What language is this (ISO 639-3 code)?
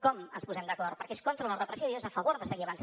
cat